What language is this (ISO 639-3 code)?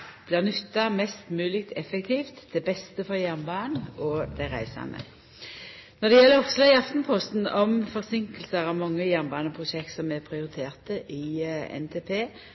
nno